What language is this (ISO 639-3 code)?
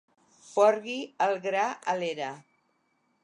cat